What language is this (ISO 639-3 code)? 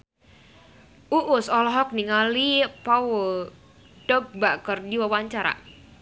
sun